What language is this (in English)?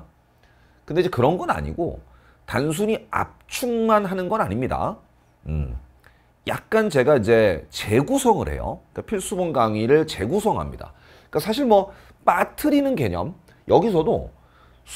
Korean